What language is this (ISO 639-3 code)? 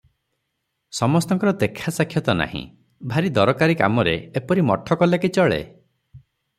ori